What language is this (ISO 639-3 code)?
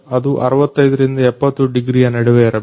kan